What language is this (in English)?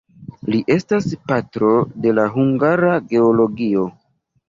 Esperanto